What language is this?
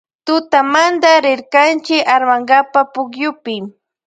Loja Highland Quichua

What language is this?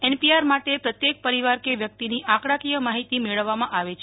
Gujarati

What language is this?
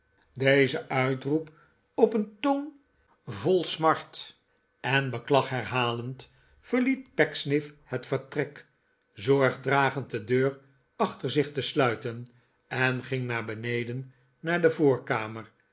Dutch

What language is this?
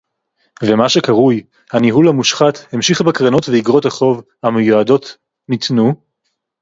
Hebrew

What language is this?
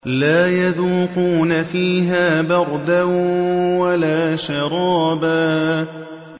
Arabic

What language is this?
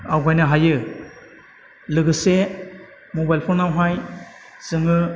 Bodo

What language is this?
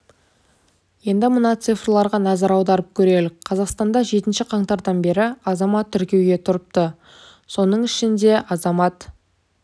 Kazakh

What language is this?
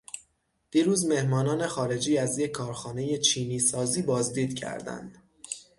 Persian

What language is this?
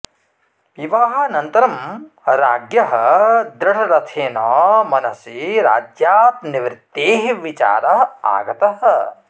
Sanskrit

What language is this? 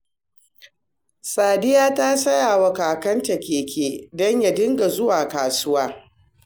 Hausa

